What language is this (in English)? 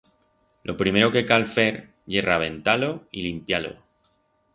Aragonese